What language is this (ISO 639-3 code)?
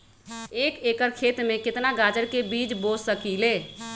mag